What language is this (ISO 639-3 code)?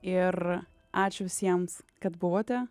lit